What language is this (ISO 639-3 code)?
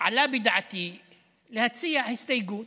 heb